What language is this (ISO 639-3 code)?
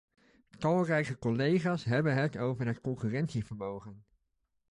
nld